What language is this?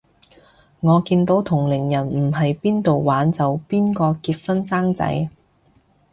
Cantonese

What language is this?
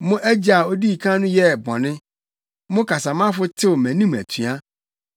Akan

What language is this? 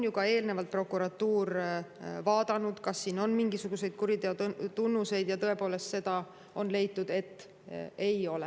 Estonian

